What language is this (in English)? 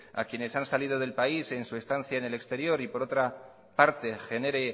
Spanish